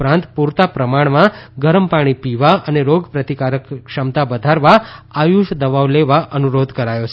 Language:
Gujarati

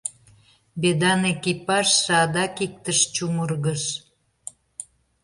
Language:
Mari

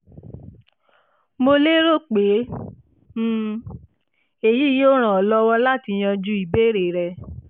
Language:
Yoruba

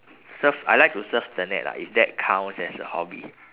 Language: English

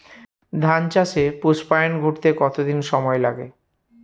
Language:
Bangla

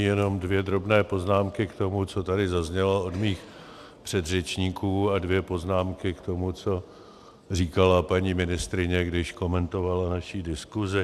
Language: Czech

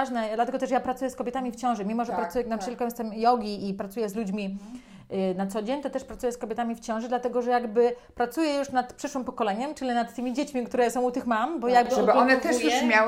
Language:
Polish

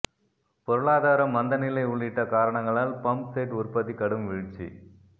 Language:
Tamil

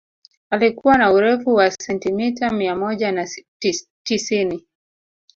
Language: Swahili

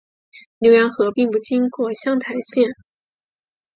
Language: Chinese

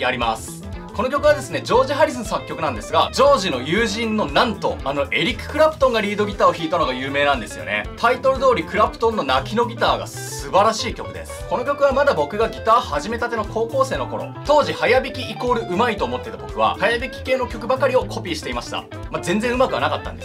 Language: Japanese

